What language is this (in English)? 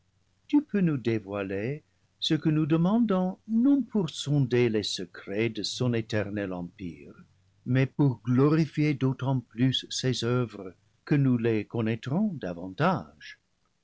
French